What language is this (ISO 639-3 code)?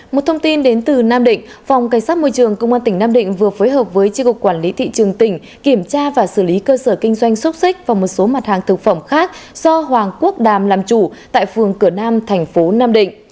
vie